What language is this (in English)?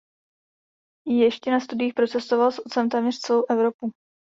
Czech